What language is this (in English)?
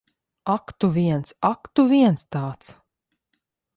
Latvian